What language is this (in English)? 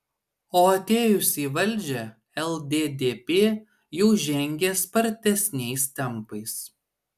Lithuanian